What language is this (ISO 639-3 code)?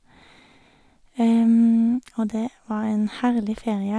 nor